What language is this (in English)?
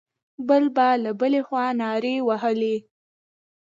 Pashto